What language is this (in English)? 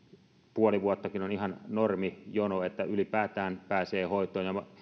Finnish